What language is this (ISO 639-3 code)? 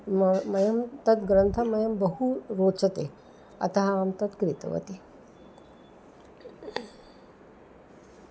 san